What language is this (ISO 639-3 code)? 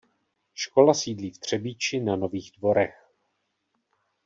ces